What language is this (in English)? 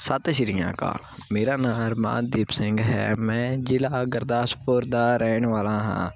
Punjabi